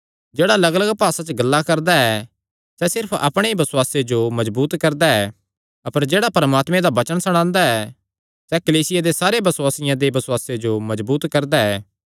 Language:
Kangri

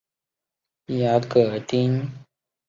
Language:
Chinese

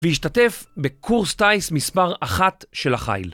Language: Hebrew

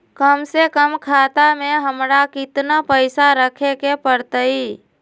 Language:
Magahi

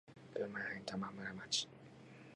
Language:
Japanese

